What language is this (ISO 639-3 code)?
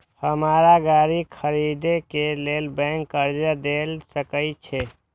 mai